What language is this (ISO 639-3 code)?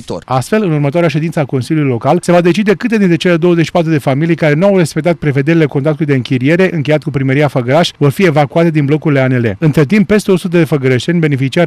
ron